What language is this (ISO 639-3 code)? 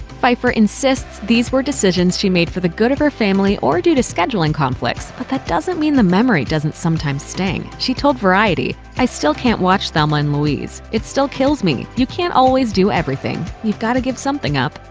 eng